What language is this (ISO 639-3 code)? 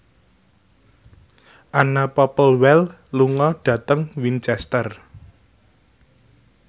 jav